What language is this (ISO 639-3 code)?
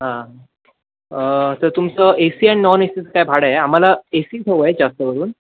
mar